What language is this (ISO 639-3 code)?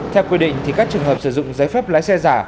vie